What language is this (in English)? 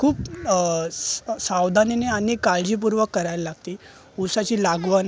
Marathi